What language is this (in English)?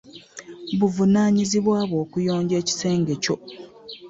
Ganda